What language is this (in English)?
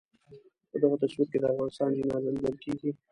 Pashto